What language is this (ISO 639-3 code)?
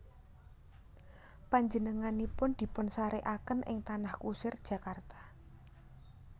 jav